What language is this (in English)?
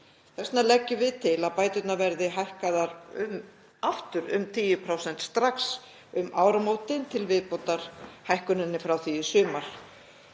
Icelandic